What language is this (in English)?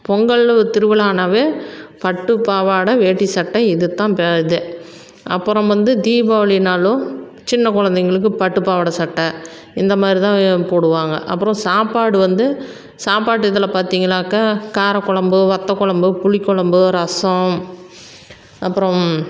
Tamil